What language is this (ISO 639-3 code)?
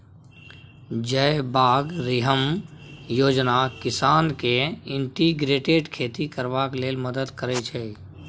mai